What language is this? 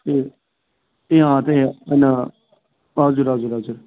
Nepali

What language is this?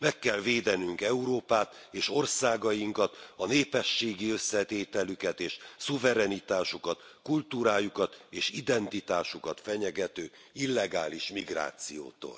Hungarian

